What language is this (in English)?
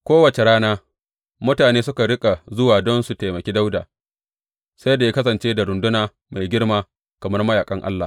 Hausa